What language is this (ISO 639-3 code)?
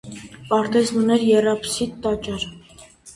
hye